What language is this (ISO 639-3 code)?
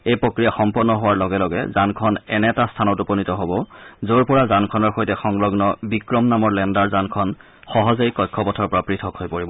asm